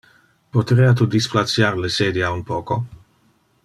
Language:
Interlingua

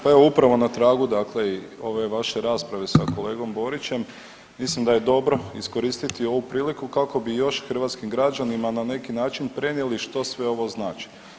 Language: Croatian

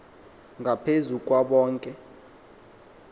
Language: Xhosa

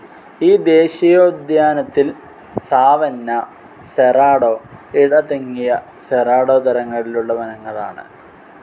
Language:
Malayalam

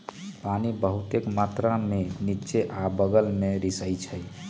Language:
Magahi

